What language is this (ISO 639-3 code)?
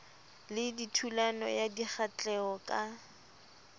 sot